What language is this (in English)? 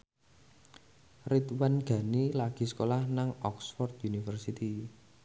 Javanese